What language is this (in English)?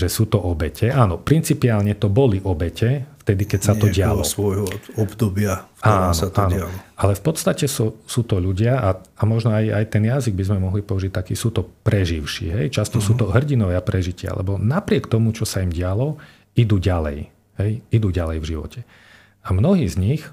Slovak